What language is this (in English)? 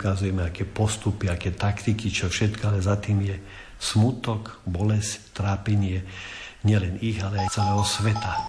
Slovak